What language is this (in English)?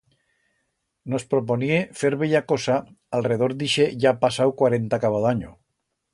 Aragonese